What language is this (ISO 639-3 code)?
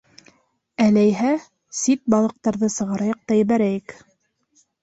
bak